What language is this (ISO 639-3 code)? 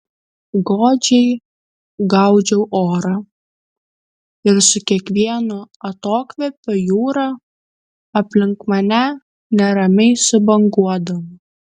lit